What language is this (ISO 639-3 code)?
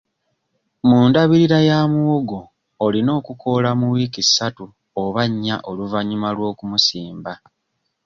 lug